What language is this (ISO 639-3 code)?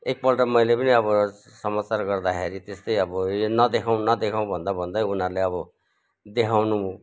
nep